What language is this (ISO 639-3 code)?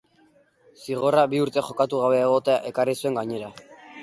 eus